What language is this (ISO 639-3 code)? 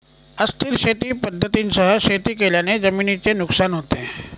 mar